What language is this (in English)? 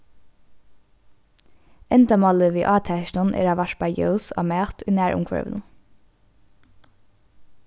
Faroese